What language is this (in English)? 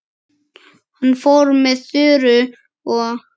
Icelandic